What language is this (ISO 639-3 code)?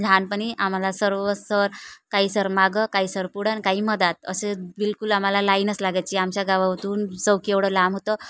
mar